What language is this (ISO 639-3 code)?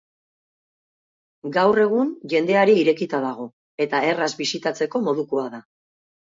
eus